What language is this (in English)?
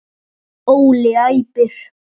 Icelandic